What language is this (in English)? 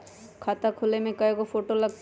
Magahi